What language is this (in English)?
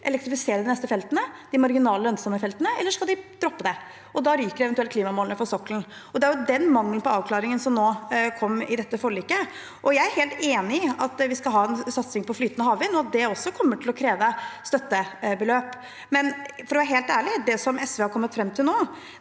Norwegian